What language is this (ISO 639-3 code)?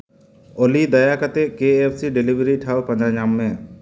sat